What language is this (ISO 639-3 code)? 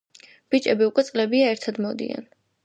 kat